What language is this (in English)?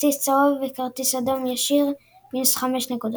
Hebrew